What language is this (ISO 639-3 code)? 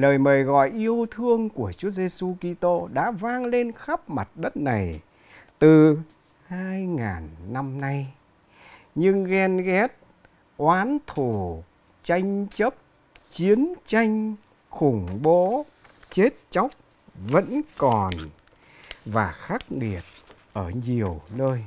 vie